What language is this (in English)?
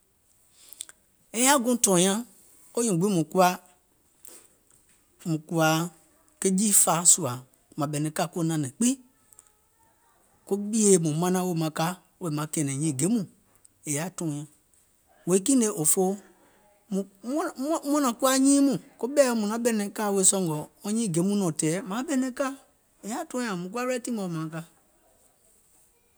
Gola